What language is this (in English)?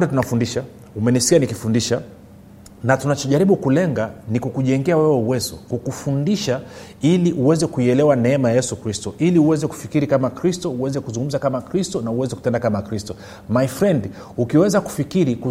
Swahili